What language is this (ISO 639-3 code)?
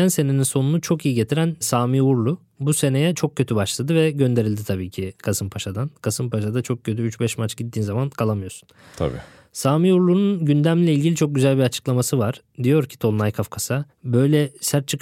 tur